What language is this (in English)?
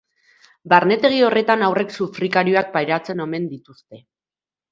Basque